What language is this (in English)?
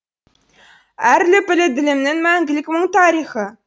Kazakh